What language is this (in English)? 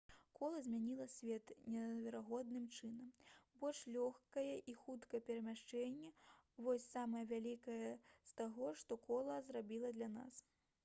Belarusian